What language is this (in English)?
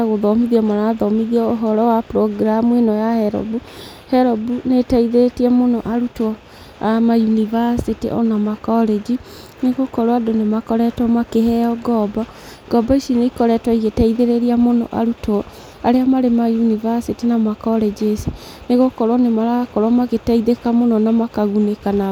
Kikuyu